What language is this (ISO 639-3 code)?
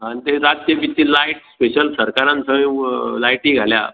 kok